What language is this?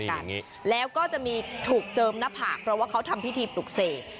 Thai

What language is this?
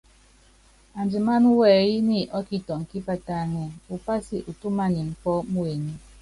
Yangben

